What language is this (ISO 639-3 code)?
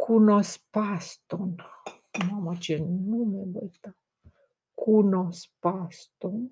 ron